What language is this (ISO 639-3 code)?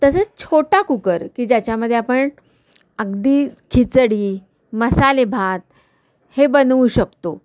mar